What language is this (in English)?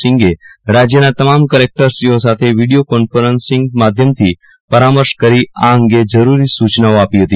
Gujarati